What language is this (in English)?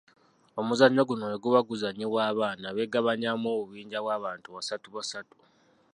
Ganda